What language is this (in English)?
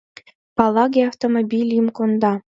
Mari